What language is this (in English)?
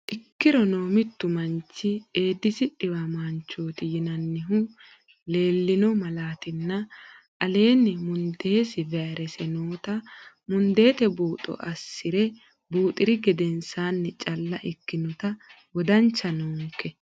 Sidamo